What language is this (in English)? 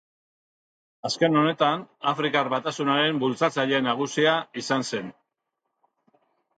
Basque